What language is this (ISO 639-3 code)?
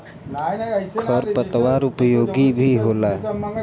bho